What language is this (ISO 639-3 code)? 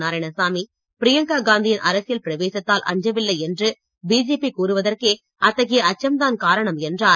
tam